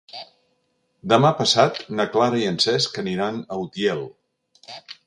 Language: Catalan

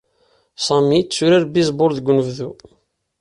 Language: Kabyle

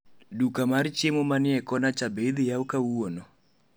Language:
Luo (Kenya and Tanzania)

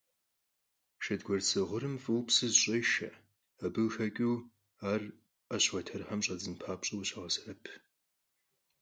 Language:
Kabardian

